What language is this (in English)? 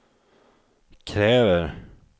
Swedish